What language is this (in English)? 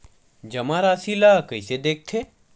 Chhattisgarhi